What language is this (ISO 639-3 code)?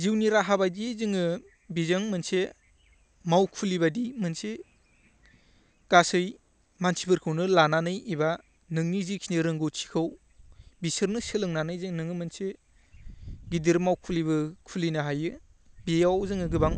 brx